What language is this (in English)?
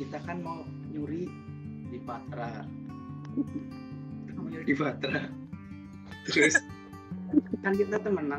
Indonesian